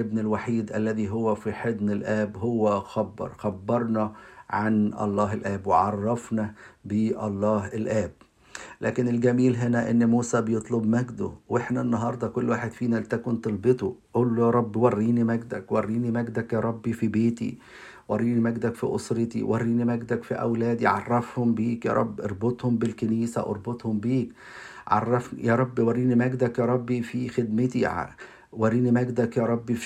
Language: Arabic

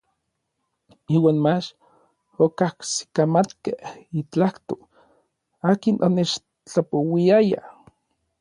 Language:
Orizaba Nahuatl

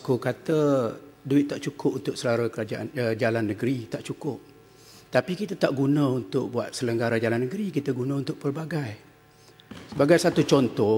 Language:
Malay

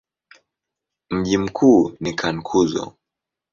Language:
Swahili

